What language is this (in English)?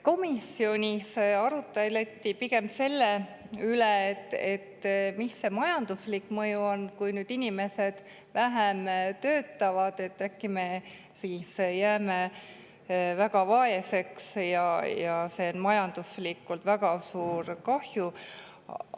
Estonian